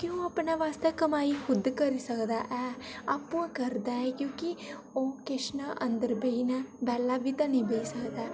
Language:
Dogri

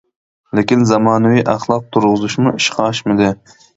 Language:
Uyghur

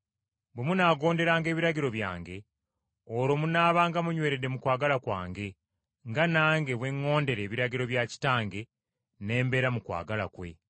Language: Ganda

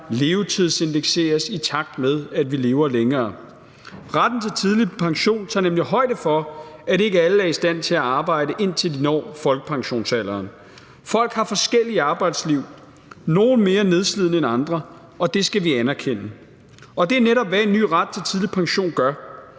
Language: Danish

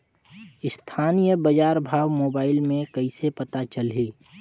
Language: Chhattisgarhi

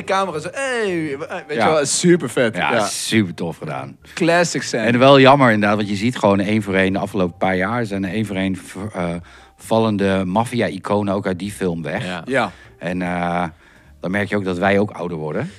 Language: Dutch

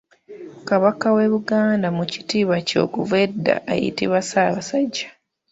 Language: Ganda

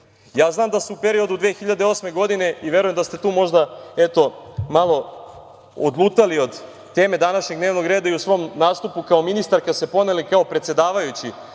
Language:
Serbian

